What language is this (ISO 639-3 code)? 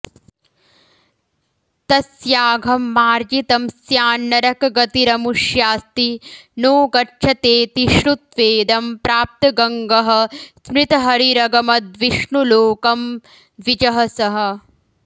san